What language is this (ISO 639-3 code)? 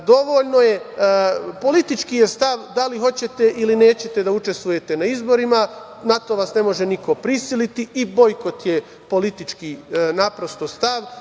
srp